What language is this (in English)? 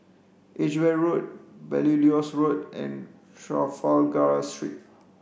English